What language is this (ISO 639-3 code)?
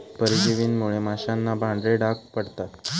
mar